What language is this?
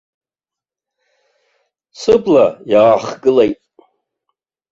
Abkhazian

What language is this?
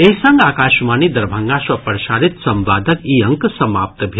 Maithili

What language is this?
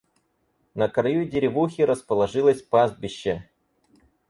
Russian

